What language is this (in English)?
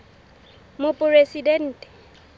Southern Sotho